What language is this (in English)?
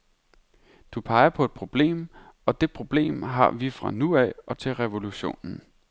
Danish